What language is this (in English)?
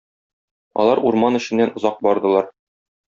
Tatar